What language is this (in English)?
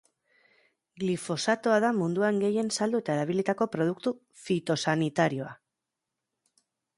Basque